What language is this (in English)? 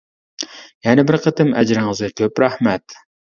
Uyghur